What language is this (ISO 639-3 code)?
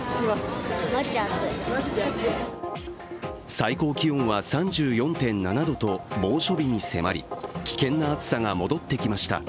jpn